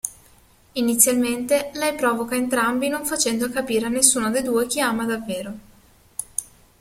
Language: Italian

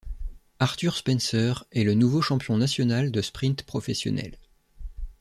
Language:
French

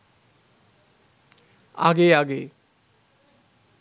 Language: Bangla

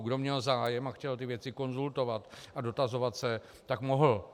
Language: Czech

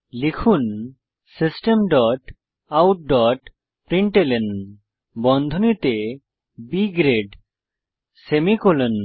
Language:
Bangla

